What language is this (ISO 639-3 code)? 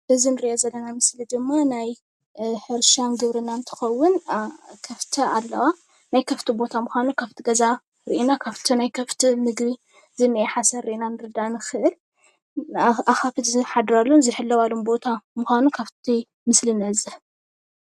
tir